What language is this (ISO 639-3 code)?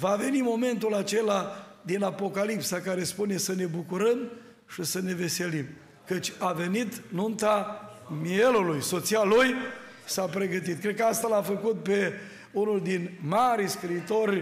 ron